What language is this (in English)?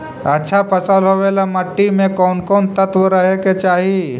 Magahi